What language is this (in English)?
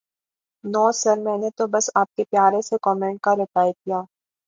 Urdu